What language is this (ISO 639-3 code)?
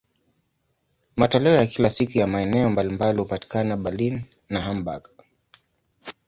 swa